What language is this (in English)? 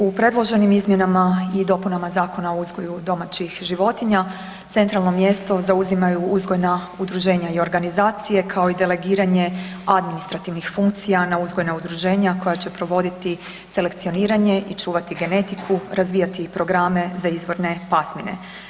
Croatian